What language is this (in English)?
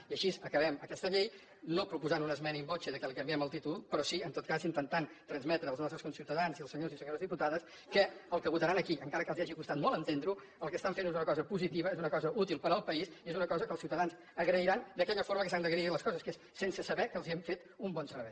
Catalan